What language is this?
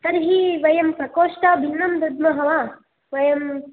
Sanskrit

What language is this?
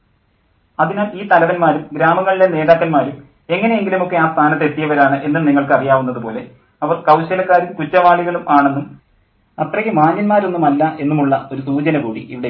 Malayalam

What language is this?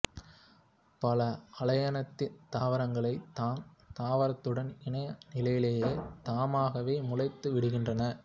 Tamil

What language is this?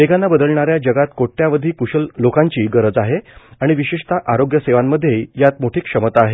Marathi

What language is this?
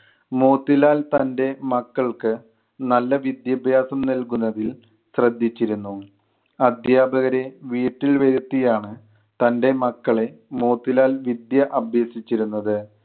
Malayalam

